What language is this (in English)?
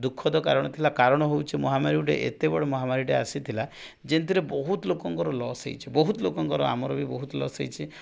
Odia